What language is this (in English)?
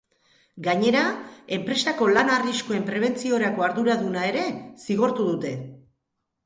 Basque